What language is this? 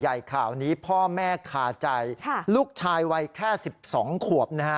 Thai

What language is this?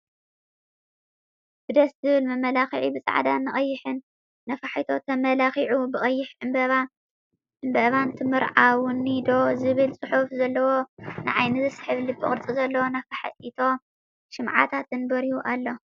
Tigrinya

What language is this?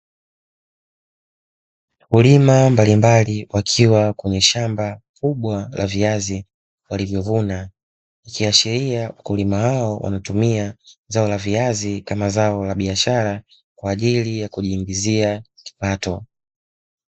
Swahili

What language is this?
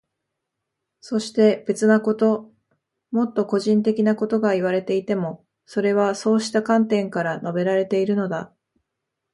Japanese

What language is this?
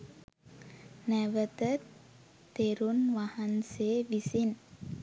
Sinhala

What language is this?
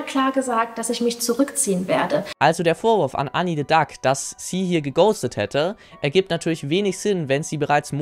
German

